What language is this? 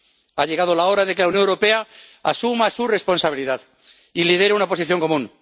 Spanish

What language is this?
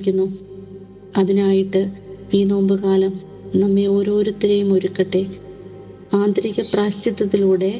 Malayalam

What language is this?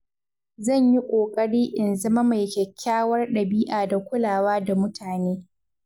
Hausa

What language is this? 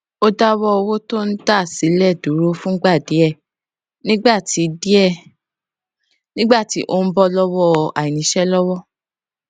Yoruba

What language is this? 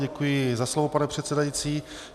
Czech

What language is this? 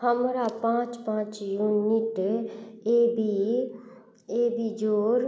Maithili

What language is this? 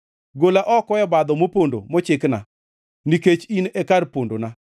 Luo (Kenya and Tanzania)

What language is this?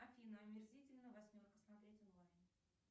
Russian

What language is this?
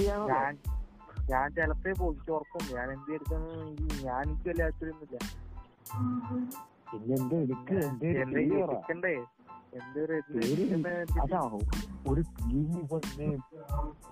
Malayalam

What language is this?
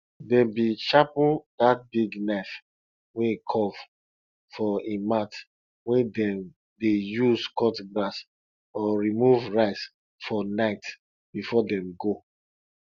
Nigerian Pidgin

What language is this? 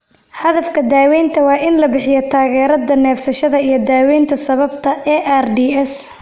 Somali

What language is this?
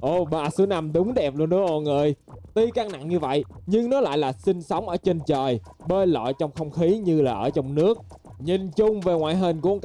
Vietnamese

